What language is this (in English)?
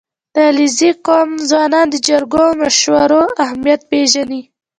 Pashto